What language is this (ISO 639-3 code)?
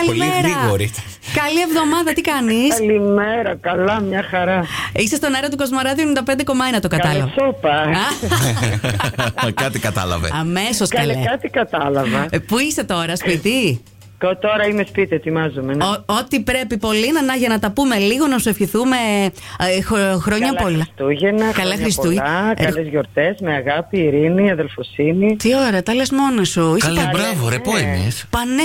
ell